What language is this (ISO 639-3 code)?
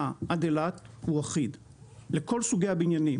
heb